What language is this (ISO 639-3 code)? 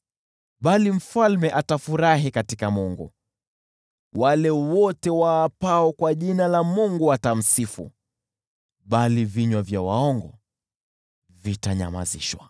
swa